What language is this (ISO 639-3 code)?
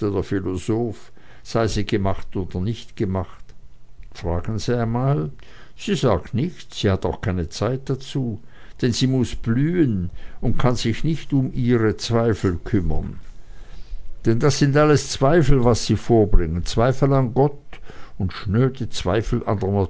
deu